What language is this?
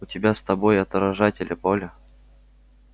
Russian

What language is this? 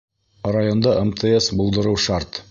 Bashkir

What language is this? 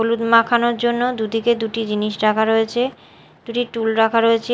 Bangla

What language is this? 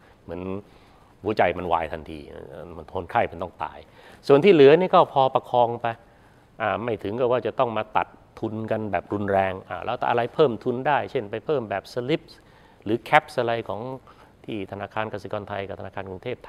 Thai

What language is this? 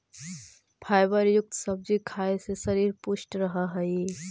Magahi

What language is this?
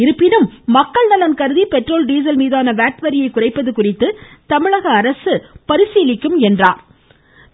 Tamil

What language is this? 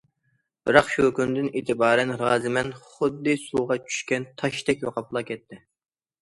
Uyghur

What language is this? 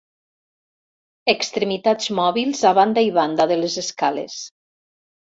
Catalan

